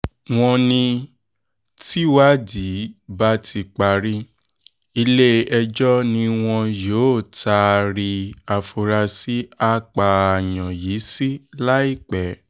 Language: Yoruba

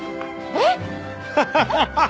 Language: Japanese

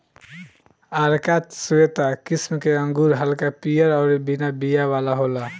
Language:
Bhojpuri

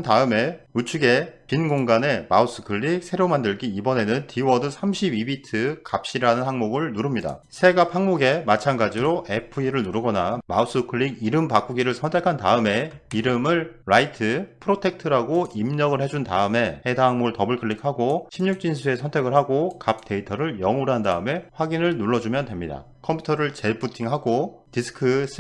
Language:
Korean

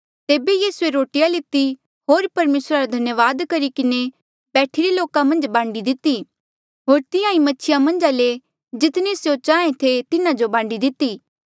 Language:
Mandeali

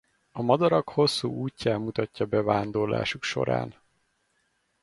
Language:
Hungarian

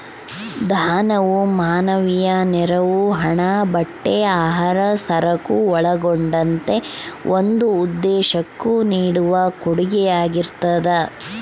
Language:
Kannada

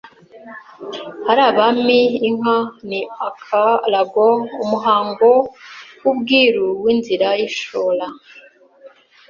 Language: Kinyarwanda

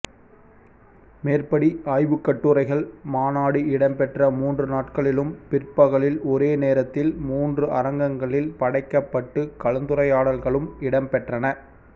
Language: Tamil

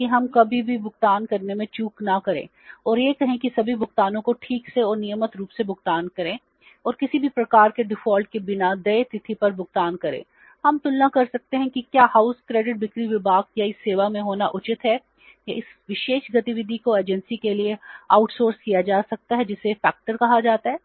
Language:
Hindi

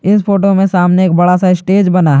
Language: Hindi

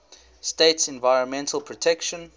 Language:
English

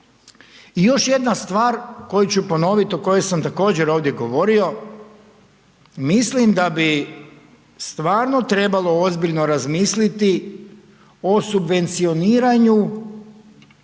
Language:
Croatian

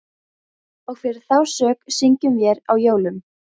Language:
Icelandic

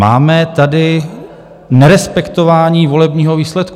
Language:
Czech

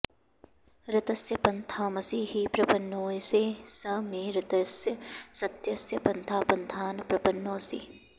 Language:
Sanskrit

